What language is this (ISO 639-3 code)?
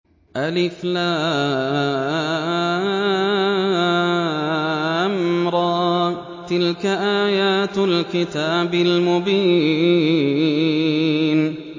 ara